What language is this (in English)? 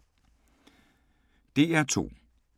Danish